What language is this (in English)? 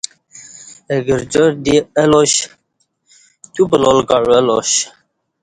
Kati